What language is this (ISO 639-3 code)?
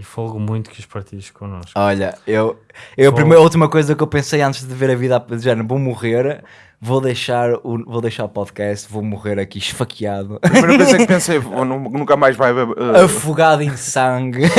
por